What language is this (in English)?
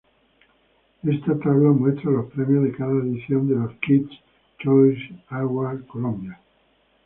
Spanish